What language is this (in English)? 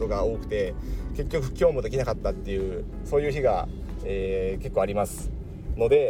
Japanese